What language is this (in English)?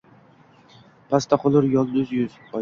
Uzbek